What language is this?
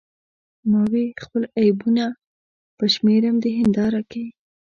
Pashto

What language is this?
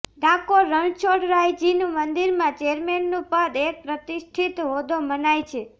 Gujarati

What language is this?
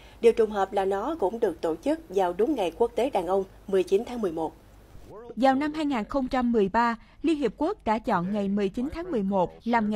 Vietnamese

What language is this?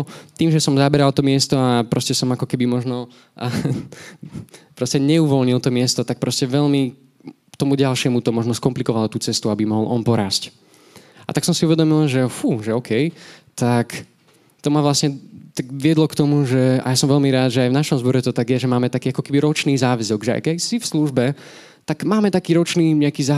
Slovak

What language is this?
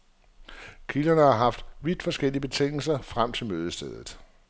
Danish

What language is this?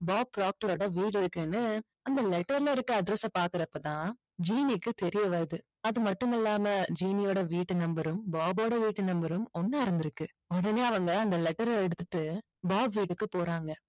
Tamil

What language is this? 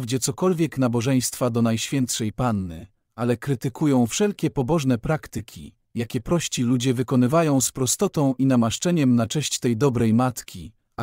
Polish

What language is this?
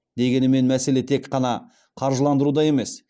Kazakh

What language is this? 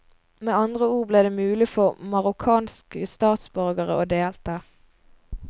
Norwegian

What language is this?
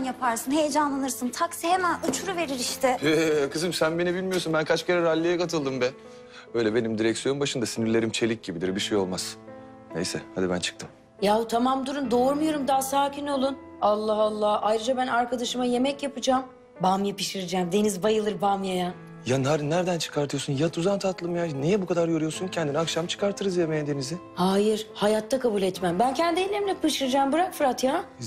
Turkish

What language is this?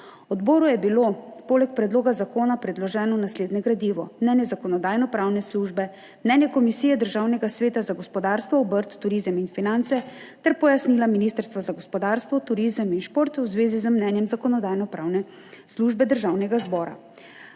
Slovenian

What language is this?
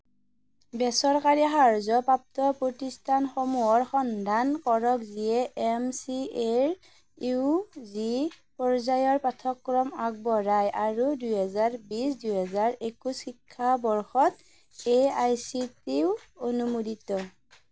Assamese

